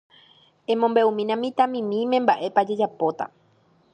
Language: Guarani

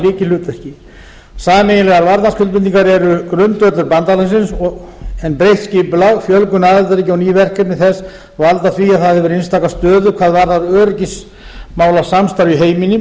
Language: Icelandic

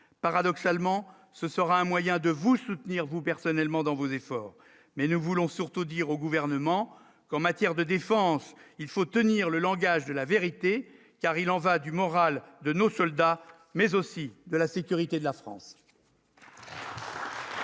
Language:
French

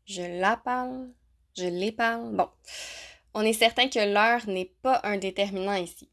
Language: French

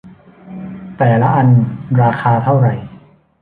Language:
Thai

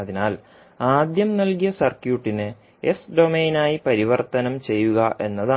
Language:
Malayalam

